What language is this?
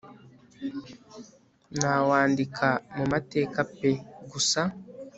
Kinyarwanda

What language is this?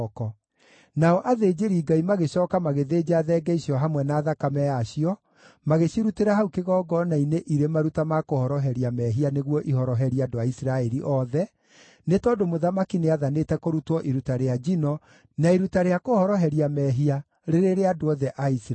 Kikuyu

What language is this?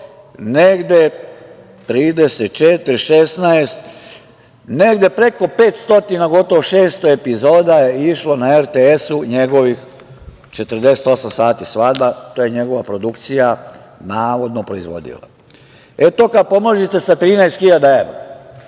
Serbian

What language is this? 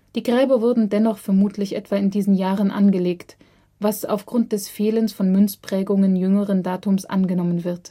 German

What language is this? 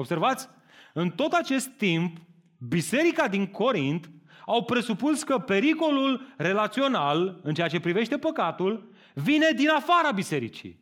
Romanian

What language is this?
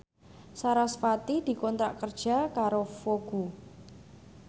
Javanese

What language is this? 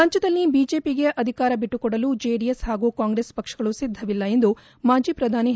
Kannada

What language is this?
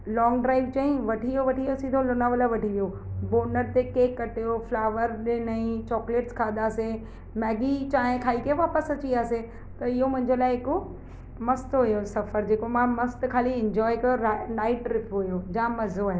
Sindhi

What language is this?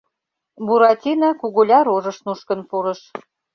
Mari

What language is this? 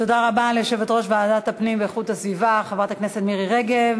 Hebrew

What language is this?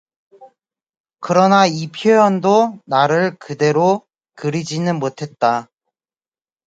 Korean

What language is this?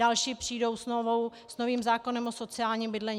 Czech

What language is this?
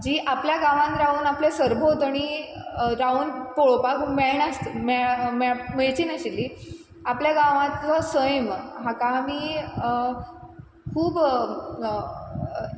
Konkani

